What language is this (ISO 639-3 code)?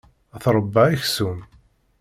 kab